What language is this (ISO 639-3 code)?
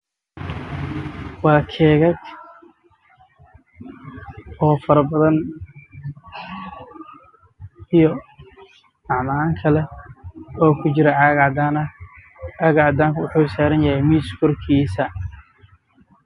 som